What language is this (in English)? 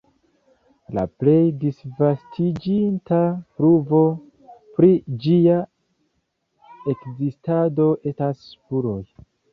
Esperanto